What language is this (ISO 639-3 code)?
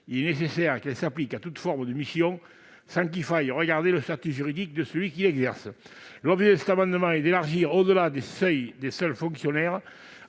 fra